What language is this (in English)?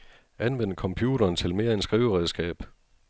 Danish